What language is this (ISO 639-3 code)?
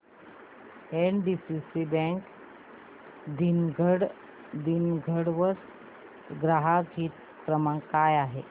mar